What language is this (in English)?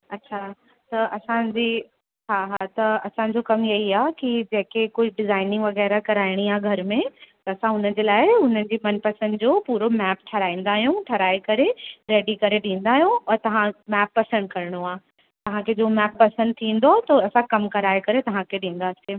Sindhi